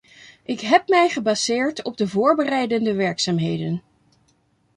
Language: Dutch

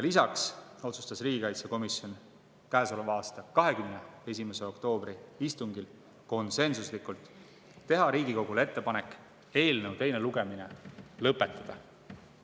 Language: Estonian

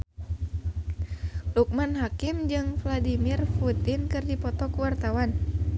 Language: Sundanese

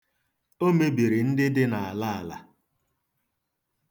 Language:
Igbo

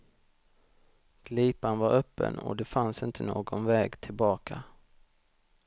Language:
Swedish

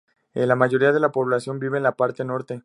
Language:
Spanish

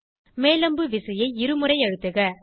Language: Tamil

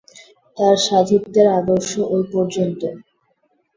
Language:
Bangla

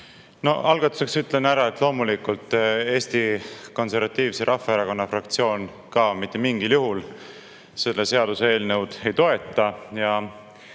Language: Estonian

